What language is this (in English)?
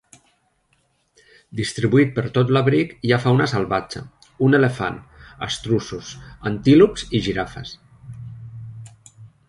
Catalan